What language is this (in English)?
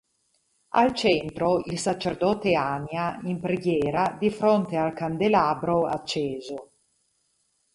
Italian